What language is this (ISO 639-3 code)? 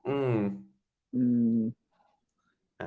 tha